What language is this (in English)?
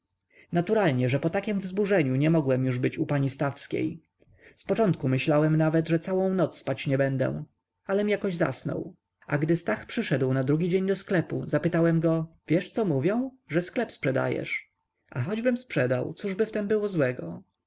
Polish